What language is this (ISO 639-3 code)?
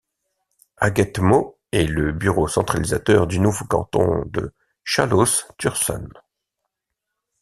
fra